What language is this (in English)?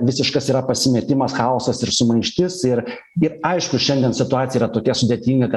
Lithuanian